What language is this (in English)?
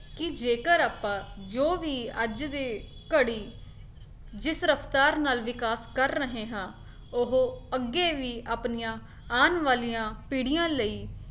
Punjabi